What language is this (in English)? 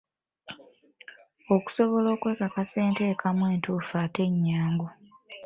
Ganda